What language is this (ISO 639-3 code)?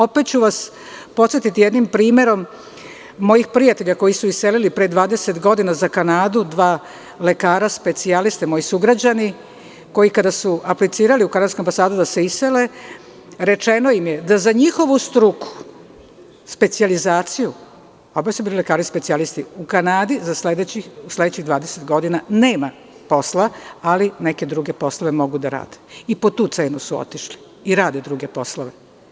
srp